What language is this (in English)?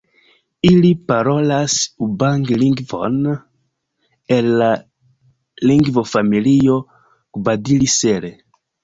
Esperanto